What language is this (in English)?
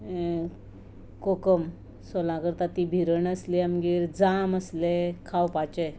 Konkani